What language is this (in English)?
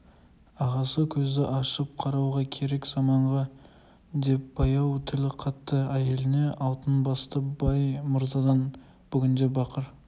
Kazakh